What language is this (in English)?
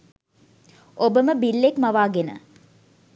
Sinhala